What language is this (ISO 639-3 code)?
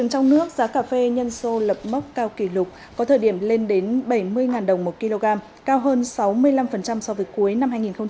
vie